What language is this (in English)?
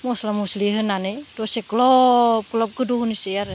Bodo